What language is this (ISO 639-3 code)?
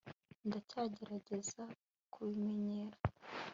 kin